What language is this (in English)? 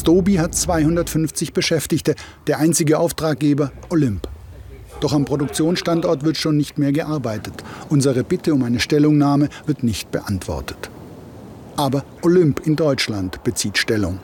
German